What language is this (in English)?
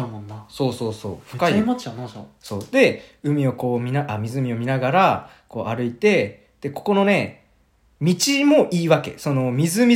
Japanese